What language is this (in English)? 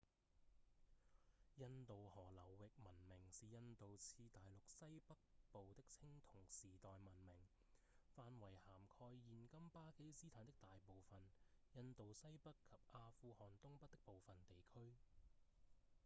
Cantonese